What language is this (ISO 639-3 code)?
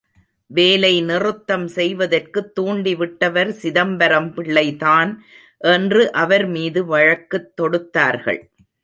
tam